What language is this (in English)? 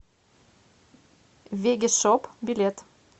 Russian